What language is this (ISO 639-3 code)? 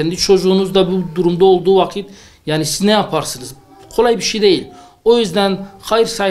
tur